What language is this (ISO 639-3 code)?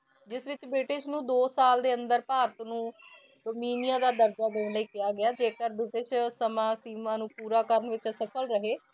pan